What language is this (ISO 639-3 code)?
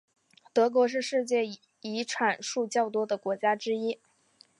zho